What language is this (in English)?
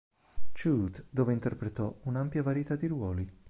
Italian